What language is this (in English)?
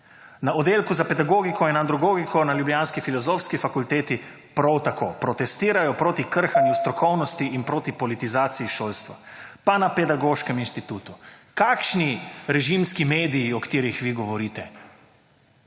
Slovenian